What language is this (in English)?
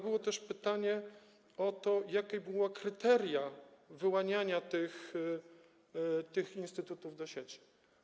Polish